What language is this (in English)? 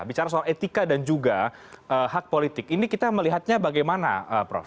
Indonesian